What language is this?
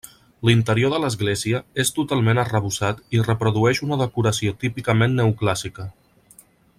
Catalan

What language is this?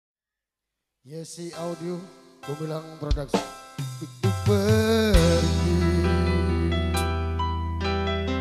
Indonesian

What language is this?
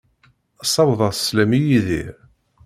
Kabyle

